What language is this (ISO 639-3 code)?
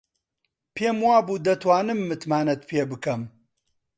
ckb